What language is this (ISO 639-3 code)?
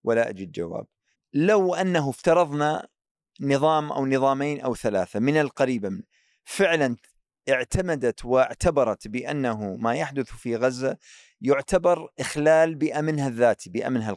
ara